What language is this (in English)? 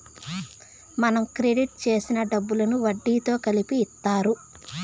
Telugu